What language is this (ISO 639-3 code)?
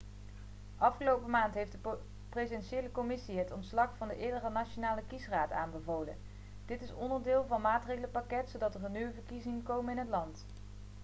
nld